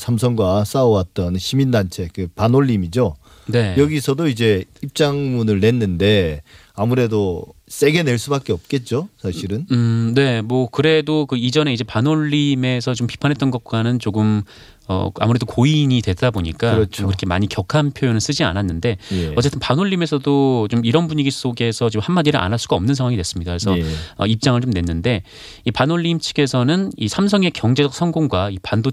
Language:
Korean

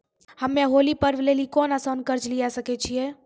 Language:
Maithili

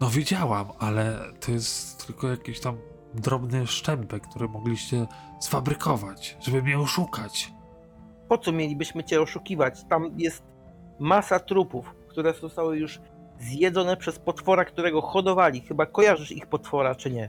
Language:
Polish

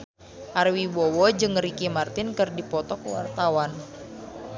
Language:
Sundanese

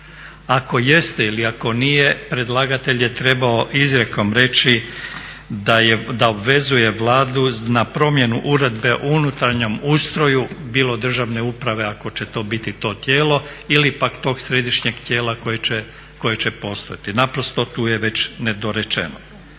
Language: Croatian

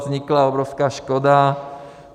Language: Czech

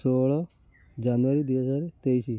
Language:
Odia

